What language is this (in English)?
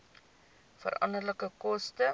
Afrikaans